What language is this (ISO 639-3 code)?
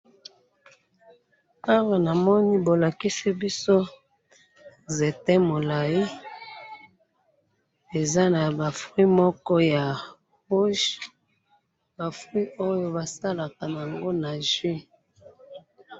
lin